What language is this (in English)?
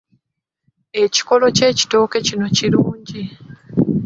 Ganda